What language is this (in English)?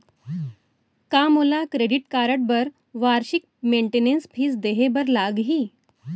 Chhattisgarhi